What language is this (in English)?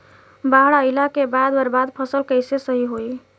Bhojpuri